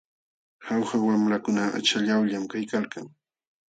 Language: Jauja Wanca Quechua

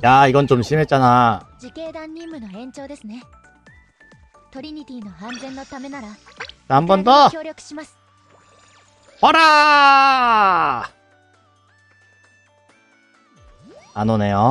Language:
Korean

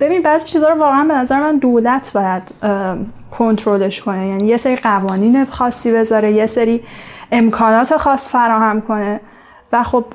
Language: Persian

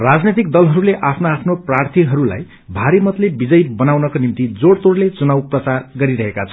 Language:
Nepali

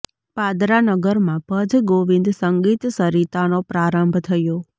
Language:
Gujarati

